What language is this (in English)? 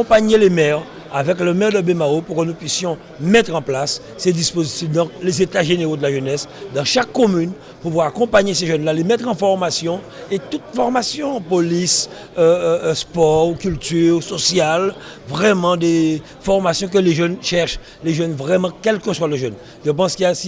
French